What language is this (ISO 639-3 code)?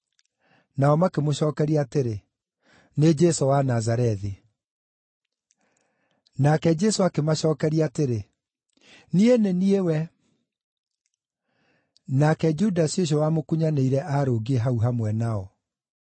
kik